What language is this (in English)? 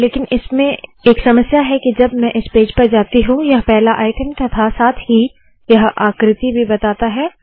Hindi